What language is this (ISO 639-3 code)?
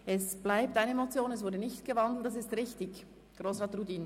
gsw